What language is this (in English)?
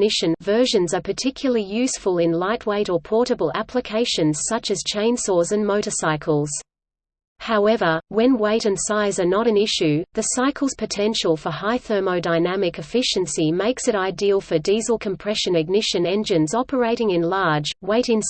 English